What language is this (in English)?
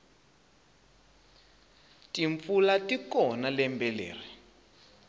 Tsonga